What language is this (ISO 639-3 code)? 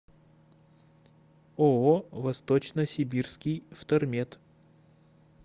rus